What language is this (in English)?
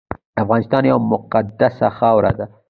Pashto